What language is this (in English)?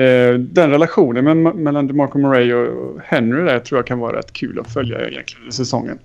Swedish